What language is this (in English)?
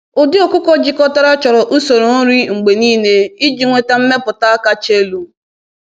Igbo